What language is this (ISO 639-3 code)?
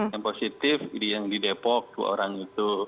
ind